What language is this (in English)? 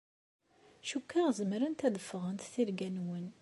Kabyle